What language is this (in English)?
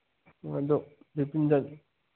Manipuri